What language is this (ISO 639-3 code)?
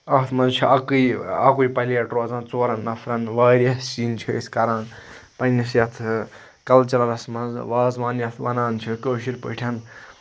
kas